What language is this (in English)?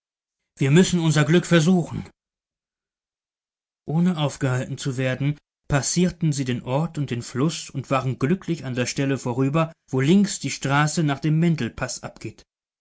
German